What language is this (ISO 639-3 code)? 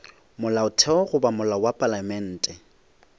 nso